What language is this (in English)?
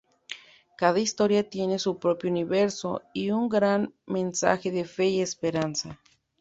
Spanish